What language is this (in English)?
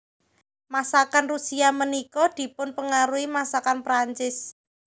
Javanese